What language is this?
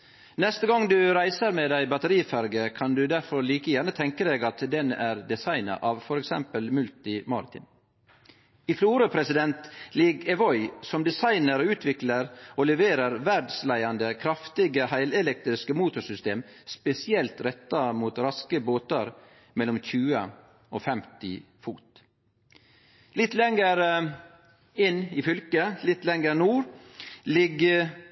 Norwegian Nynorsk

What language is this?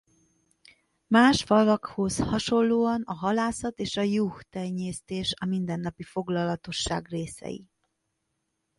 Hungarian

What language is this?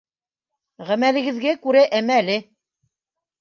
Bashkir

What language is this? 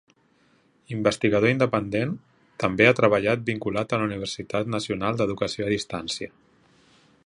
Catalan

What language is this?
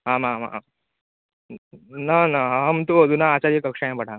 Sanskrit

